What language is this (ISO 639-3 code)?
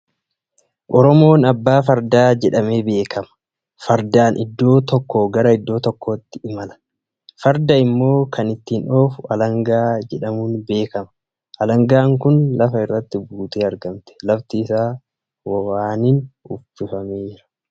orm